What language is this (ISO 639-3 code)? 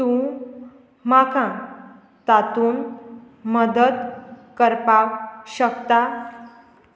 kok